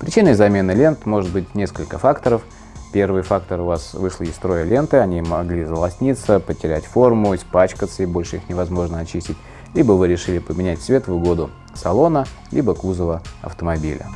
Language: Russian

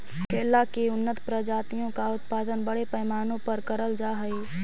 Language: Magahi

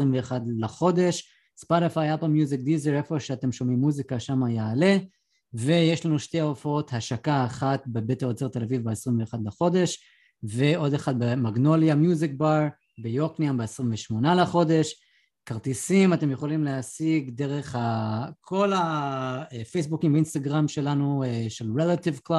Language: Hebrew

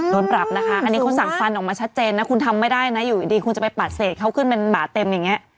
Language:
Thai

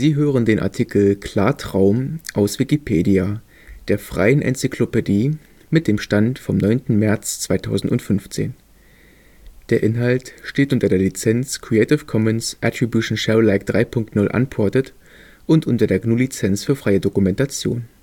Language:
German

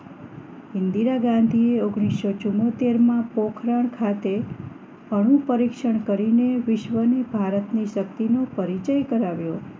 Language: Gujarati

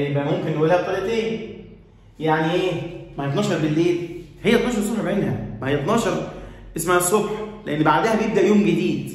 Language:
Arabic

